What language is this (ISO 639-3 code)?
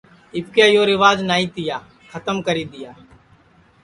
ssi